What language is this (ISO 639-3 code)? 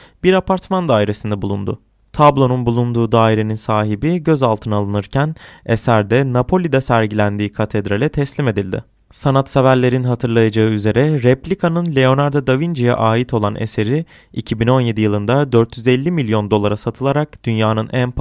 tur